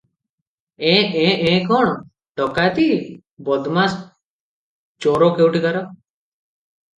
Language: Odia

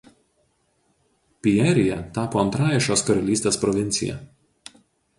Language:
Lithuanian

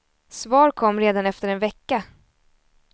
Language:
Swedish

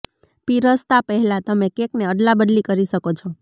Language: Gujarati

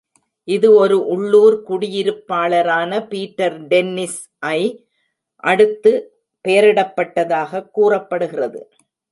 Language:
Tamil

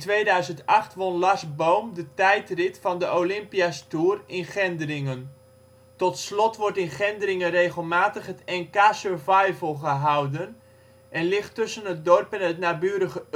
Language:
Dutch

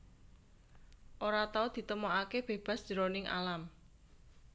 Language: Javanese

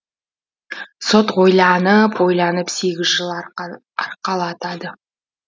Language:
Kazakh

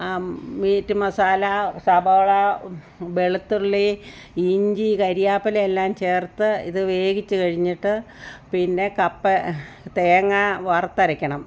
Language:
Malayalam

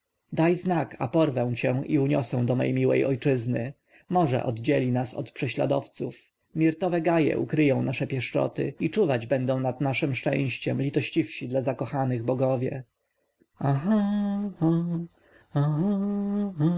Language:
Polish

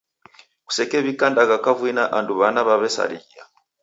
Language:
Taita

